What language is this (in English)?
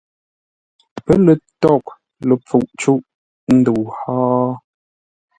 Ngombale